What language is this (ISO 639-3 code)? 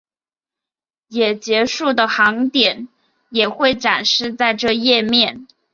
zho